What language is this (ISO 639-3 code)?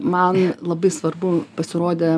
lit